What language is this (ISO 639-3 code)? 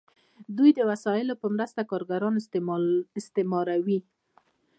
pus